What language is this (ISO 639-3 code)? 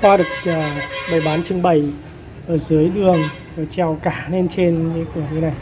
vie